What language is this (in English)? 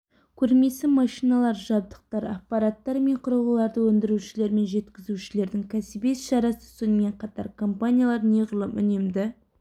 Kazakh